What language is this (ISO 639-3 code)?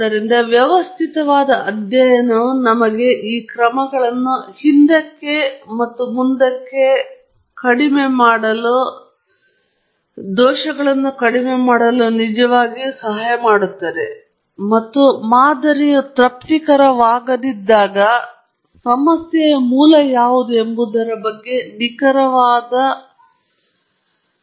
kan